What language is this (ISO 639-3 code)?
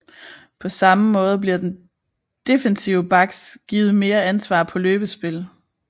dan